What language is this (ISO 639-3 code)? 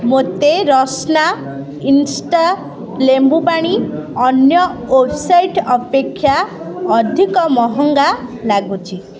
ori